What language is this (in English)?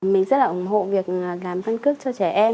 Vietnamese